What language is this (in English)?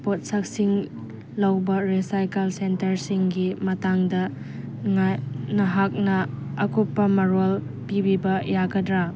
Manipuri